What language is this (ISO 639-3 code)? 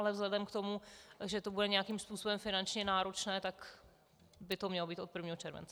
ces